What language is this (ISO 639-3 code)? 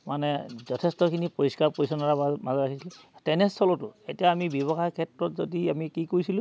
asm